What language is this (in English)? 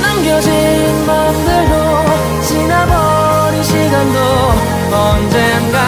Korean